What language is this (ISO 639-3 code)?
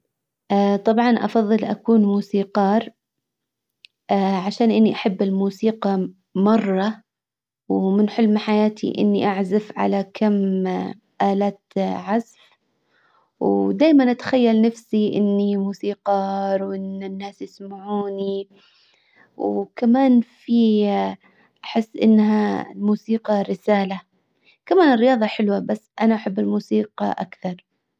acw